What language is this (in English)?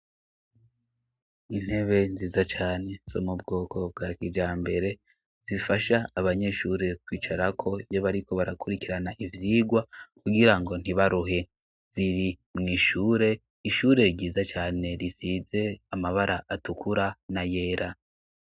Rundi